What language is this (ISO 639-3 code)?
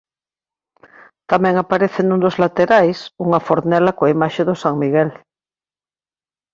glg